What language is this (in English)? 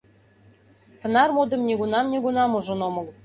Mari